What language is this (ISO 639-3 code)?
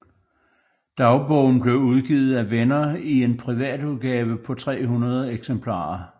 dan